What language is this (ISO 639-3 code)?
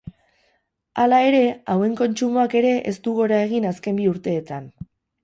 eus